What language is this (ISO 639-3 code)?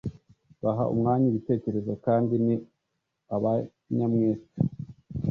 kin